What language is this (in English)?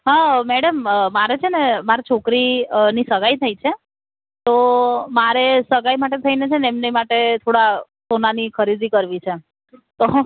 Gujarati